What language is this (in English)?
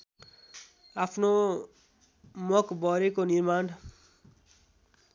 Nepali